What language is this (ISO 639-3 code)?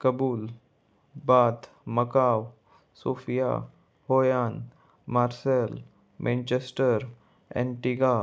kok